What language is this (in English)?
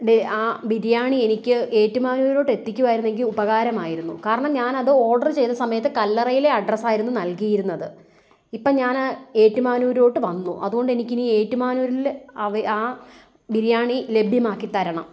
Malayalam